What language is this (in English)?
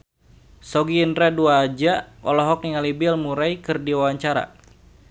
Sundanese